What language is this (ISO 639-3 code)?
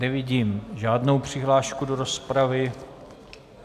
ces